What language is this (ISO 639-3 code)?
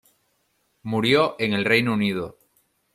spa